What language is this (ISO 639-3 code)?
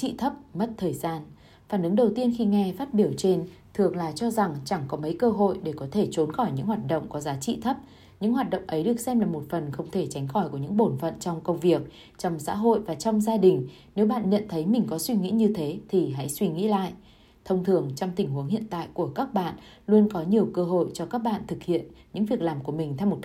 vie